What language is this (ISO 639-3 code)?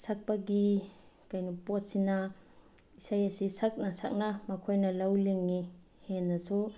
mni